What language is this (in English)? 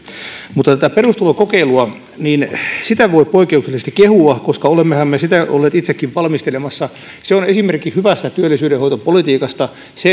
Finnish